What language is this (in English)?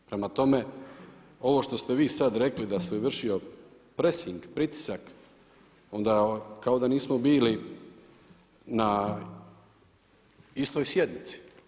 Croatian